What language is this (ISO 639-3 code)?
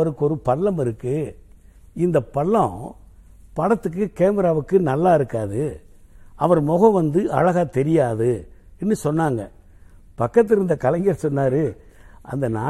tam